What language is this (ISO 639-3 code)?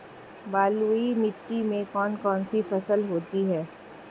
hin